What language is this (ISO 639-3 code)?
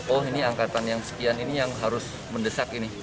ind